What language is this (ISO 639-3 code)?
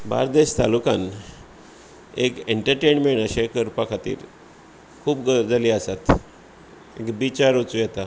kok